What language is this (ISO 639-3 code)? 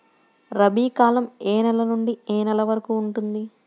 tel